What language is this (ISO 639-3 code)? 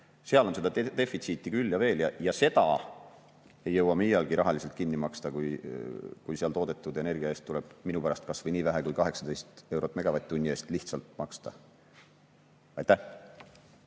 est